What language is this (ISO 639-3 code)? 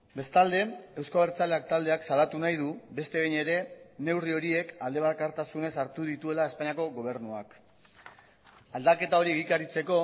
eus